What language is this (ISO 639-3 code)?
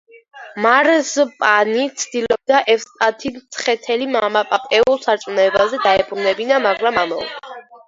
kat